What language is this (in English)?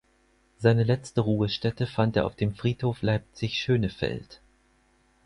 German